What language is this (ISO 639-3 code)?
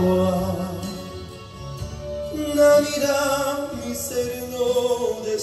ron